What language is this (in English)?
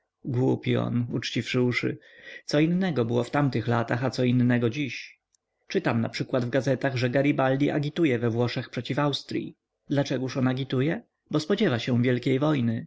Polish